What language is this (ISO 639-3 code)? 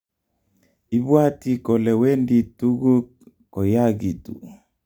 kln